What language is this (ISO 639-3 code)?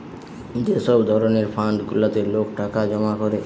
ben